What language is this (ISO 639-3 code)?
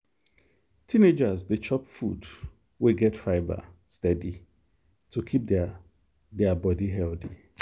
pcm